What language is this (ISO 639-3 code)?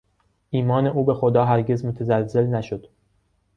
fas